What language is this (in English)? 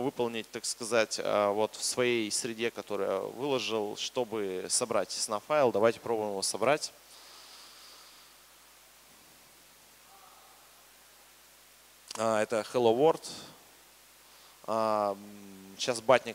Russian